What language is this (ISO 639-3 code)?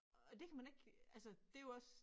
dan